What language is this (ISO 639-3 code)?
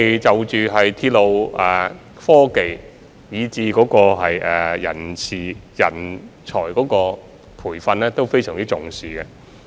yue